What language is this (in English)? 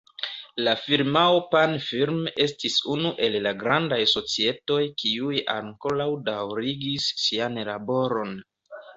Esperanto